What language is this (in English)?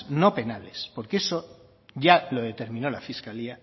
Spanish